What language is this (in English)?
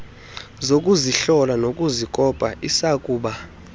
Xhosa